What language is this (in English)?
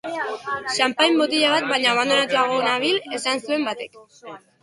Basque